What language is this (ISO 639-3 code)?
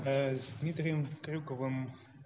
rus